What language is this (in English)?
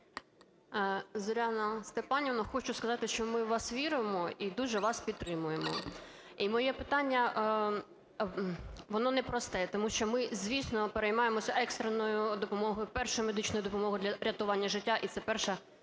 Ukrainian